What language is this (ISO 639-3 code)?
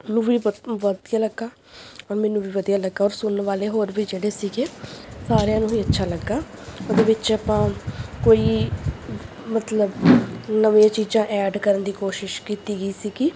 pan